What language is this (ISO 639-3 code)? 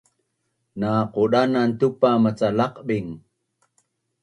bnn